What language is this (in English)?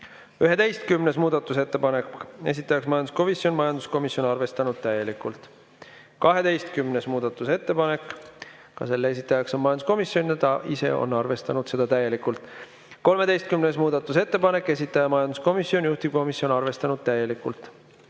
Estonian